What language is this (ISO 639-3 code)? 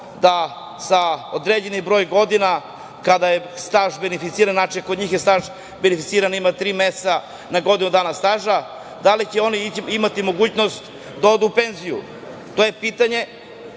srp